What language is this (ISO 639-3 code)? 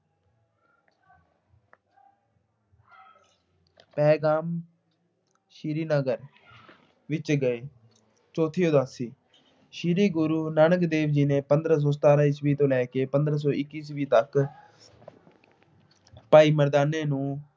pan